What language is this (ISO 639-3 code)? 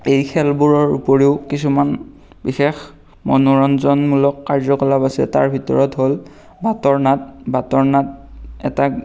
asm